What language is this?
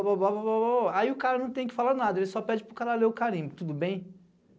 Portuguese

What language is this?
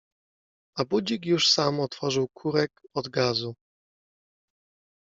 Polish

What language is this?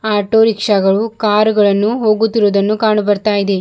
Kannada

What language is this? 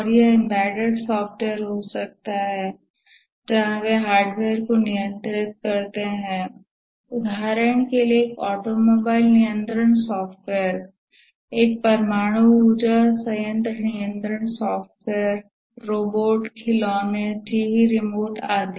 Hindi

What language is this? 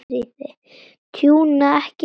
Icelandic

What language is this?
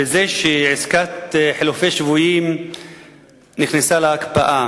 Hebrew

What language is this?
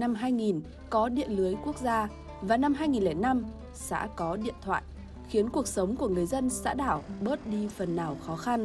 Vietnamese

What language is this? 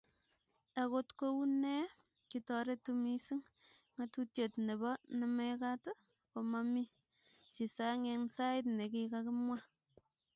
Kalenjin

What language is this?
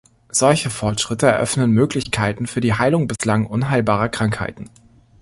German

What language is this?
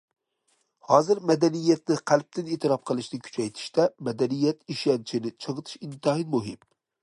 Uyghur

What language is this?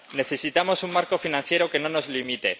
Spanish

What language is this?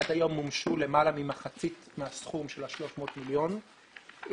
Hebrew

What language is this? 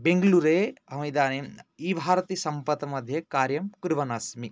Sanskrit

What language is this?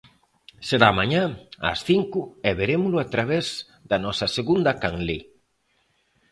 Galician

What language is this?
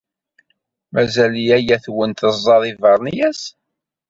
Kabyle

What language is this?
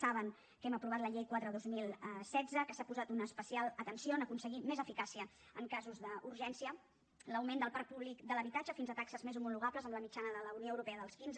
Catalan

